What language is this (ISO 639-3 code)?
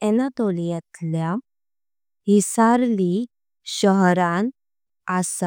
kok